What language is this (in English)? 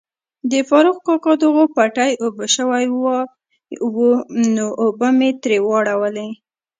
Pashto